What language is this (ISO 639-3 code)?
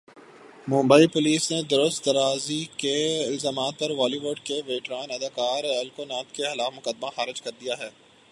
urd